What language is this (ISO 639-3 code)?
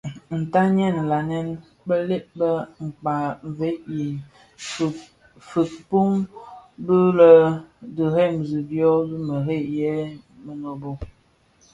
ksf